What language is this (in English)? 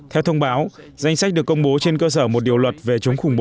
Vietnamese